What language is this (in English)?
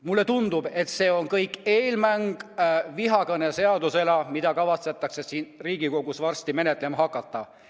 Estonian